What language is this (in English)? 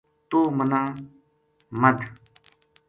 Gujari